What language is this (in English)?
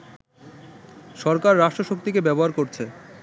Bangla